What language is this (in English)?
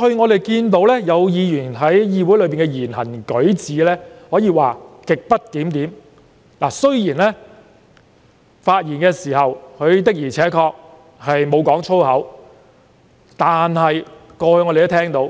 Cantonese